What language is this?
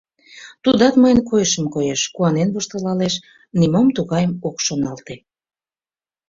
Mari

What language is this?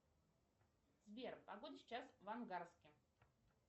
Russian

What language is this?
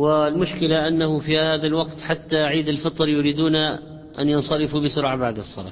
Arabic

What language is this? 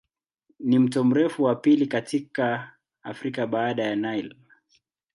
Swahili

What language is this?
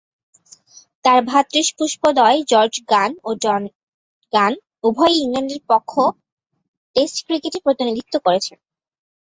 Bangla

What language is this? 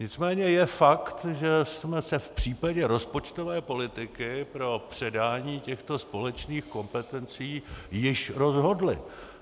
Czech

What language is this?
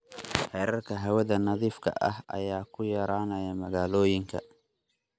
Somali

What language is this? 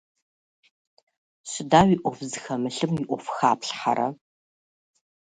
Russian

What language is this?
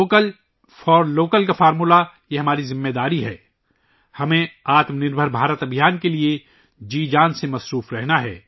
Urdu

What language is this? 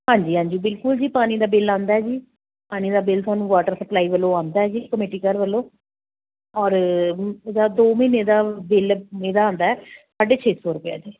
Punjabi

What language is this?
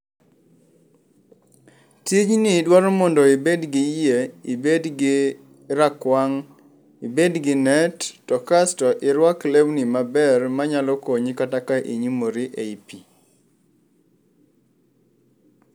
Luo (Kenya and Tanzania)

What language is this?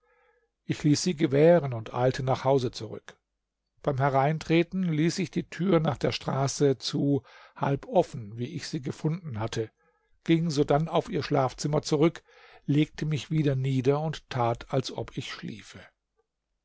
German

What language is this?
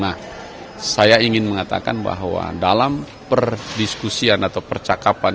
Indonesian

